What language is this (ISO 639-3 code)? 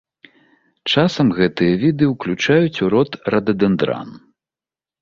bel